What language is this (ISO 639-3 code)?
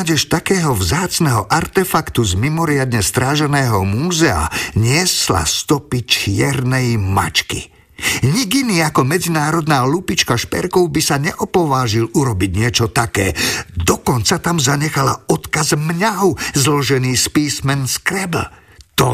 slk